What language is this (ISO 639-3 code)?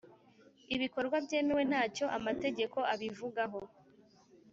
kin